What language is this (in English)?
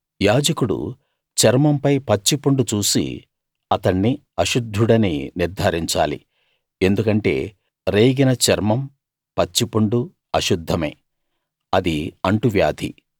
Telugu